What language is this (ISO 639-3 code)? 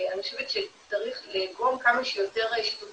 heb